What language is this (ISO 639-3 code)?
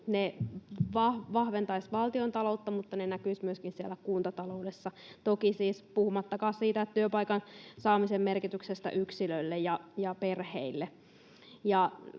fin